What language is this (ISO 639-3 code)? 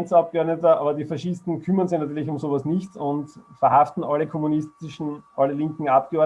deu